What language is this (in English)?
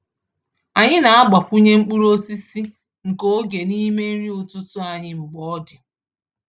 Igbo